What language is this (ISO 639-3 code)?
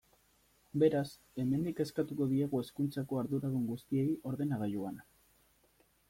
eus